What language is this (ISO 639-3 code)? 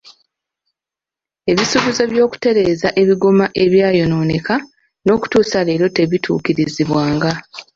lug